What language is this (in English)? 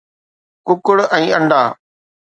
Sindhi